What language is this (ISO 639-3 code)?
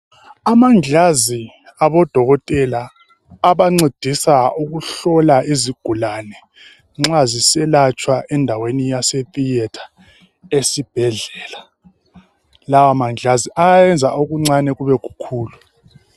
nde